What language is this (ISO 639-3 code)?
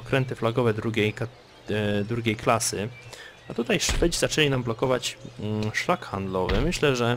pol